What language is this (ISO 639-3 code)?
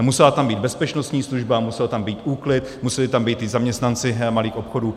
ces